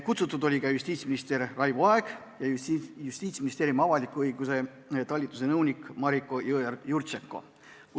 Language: Estonian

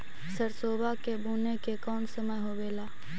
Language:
Magahi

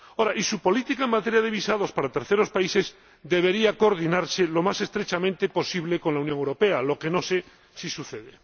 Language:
Spanish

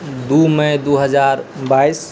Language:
Maithili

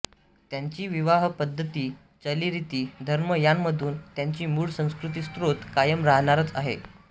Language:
Marathi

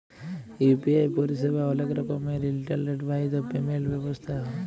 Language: Bangla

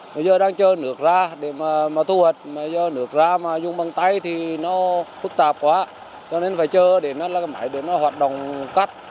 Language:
Vietnamese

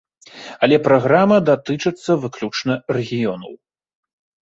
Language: Belarusian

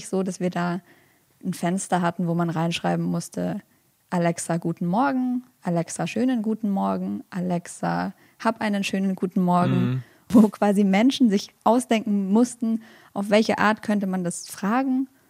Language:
German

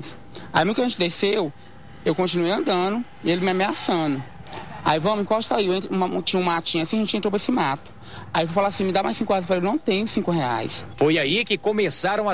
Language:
Portuguese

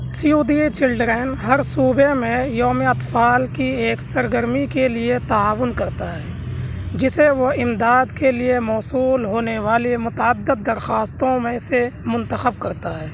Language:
Urdu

